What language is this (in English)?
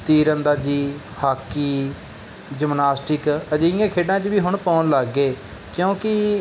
Punjabi